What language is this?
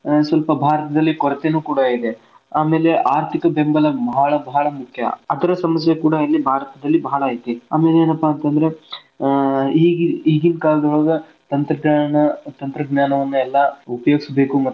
Kannada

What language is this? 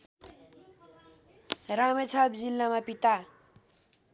Nepali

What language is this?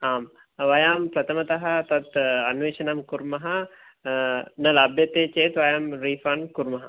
Sanskrit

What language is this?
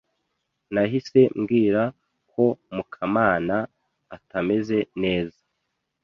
Kinyarwanda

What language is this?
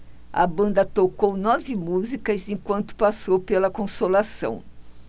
Portuguese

